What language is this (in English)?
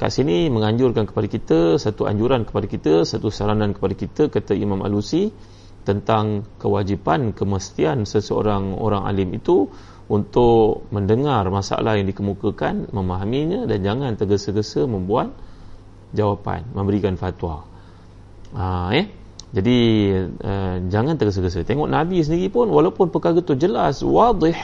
Malay